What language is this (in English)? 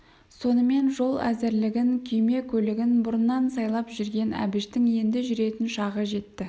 Kazakh